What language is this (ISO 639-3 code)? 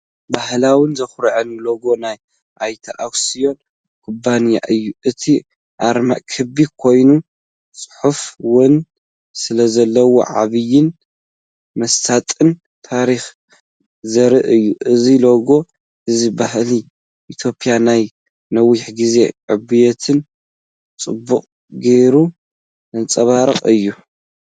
tir